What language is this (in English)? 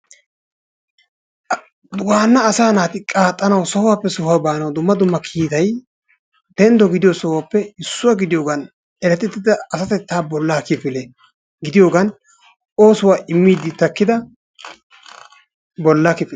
Wolaytta